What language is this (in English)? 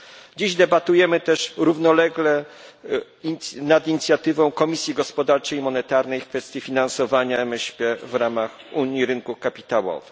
Polish